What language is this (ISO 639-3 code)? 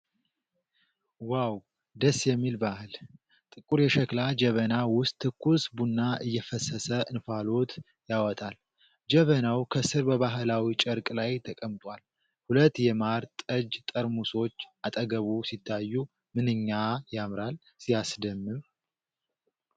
amh